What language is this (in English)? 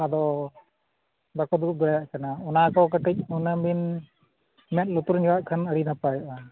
Santali